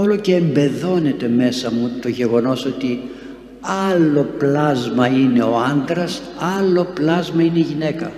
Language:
Greek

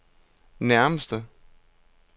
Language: Danish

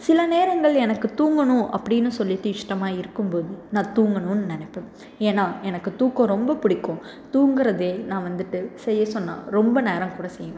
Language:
Tamil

